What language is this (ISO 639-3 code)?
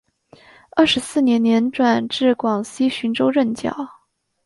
zho